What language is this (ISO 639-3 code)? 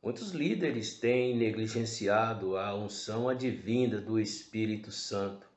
por